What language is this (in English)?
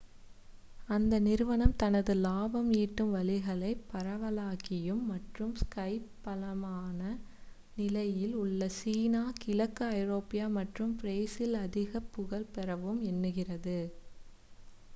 Tamil